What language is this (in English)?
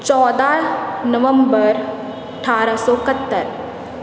Punjabi